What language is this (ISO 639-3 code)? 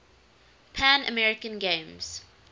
eng